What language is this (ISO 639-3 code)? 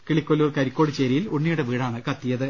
mal